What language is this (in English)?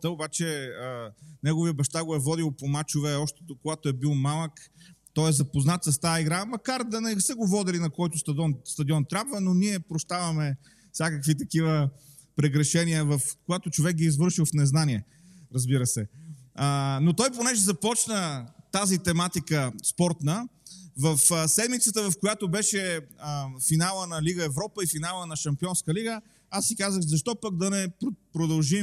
Bulgarian